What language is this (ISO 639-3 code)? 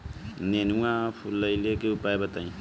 bho